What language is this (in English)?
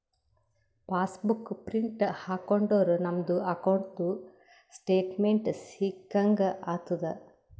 Kannada